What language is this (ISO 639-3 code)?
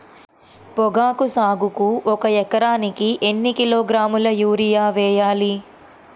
tel